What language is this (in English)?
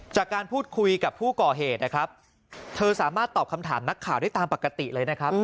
Thai